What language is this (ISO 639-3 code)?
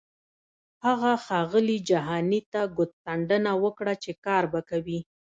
pus